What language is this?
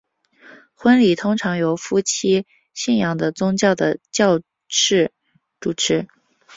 Chinese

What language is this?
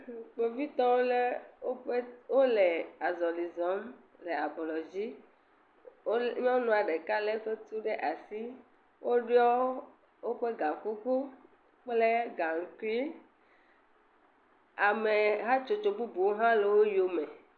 Ewe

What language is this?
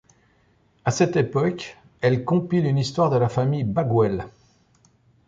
French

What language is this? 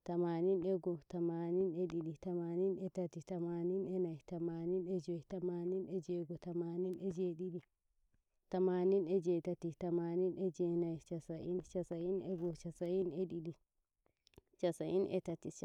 Nigerian Fulfulde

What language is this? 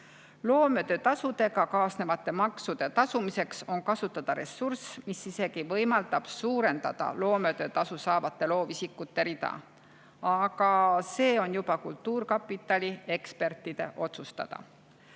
Estonian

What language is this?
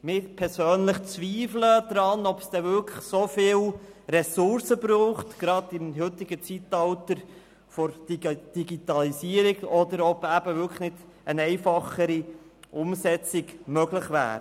Swiss German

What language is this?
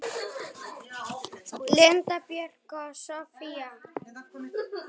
Icelandic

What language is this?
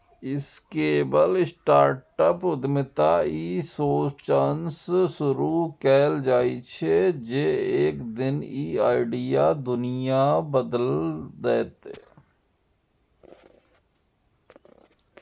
Maithili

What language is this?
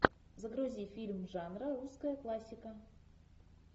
Russian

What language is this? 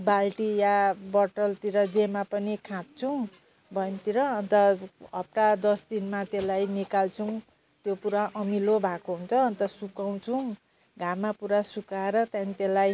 Nepali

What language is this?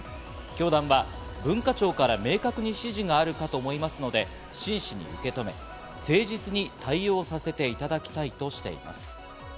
Japanese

